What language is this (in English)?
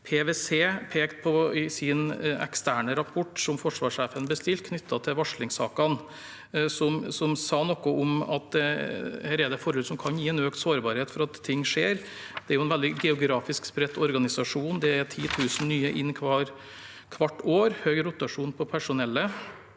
Norwegian